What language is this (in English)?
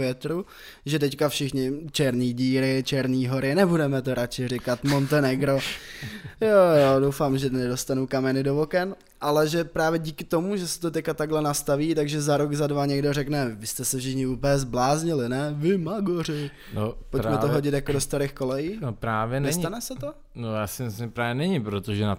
Czech